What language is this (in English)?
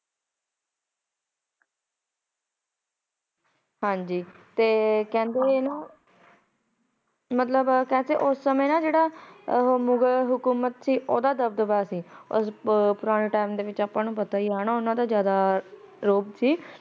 Punjabi